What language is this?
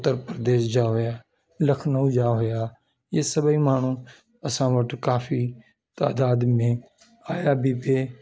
Sindhi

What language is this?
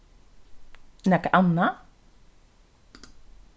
Faroese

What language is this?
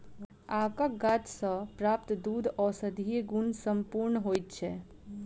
Maithili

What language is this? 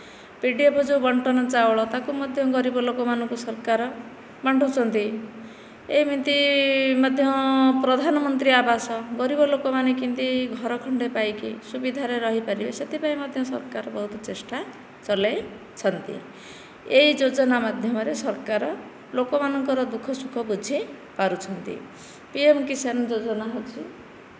Odia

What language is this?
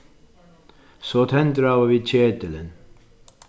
Faroese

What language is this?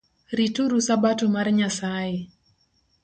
Luo (Kenya and Tanzania)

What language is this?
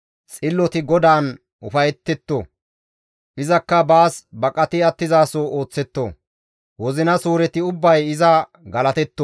Gamo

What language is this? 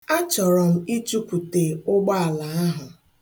Igbo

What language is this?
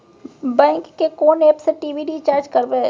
Maithili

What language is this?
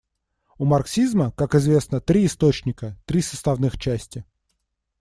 Russian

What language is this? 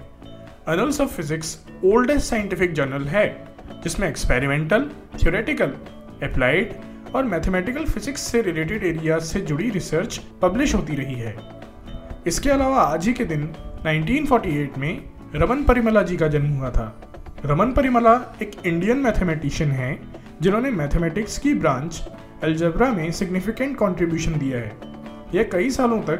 Hindi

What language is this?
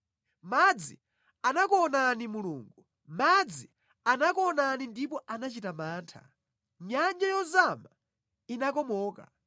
Nyanja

